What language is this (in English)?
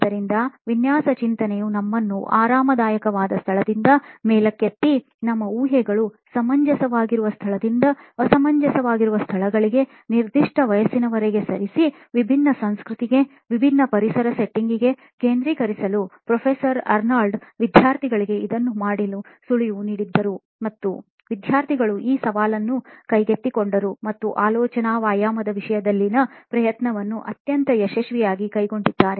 Kannada